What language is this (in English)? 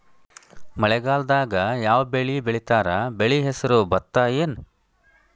Kannada